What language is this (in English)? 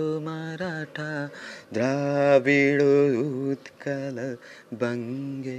Bangla